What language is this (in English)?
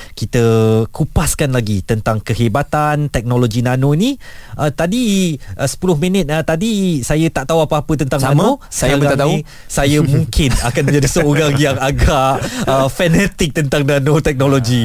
Malay